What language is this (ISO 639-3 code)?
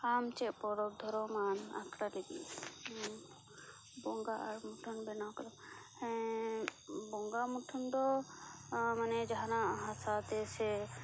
sat